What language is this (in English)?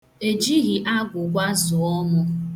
Igbo